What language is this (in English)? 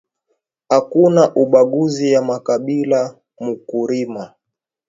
Swahili